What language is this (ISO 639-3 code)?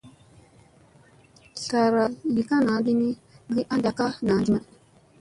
mse